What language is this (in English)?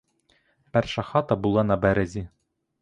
Ukrainian